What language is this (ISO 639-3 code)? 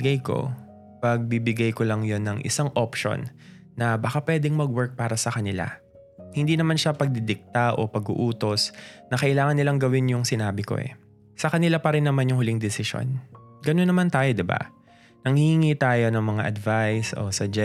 fil